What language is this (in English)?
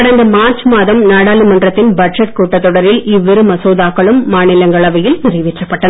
Tamil